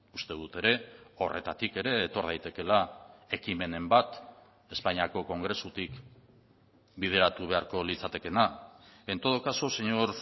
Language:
Basque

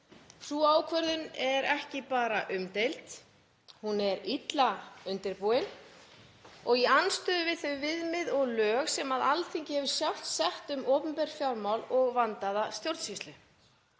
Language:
Icelandic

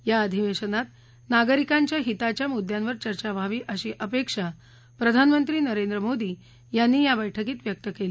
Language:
Marathi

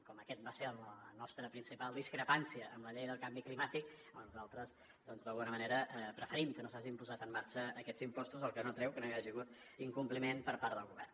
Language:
Catalan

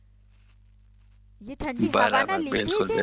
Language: Gujarati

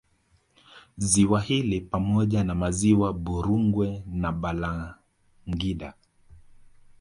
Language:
Swahili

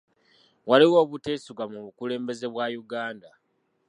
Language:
Ganda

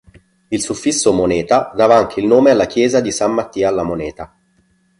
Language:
Italian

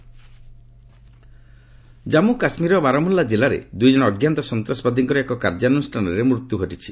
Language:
Odia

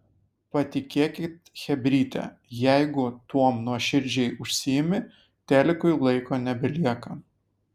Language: Lithuanian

